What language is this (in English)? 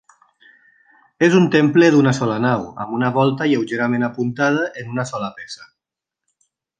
Catalan